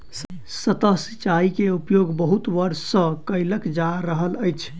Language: Maithili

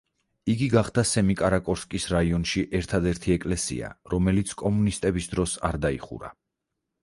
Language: Georgian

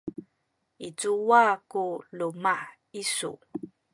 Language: Sakizaya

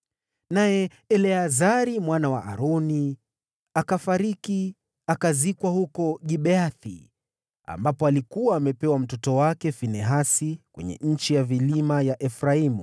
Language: Swahili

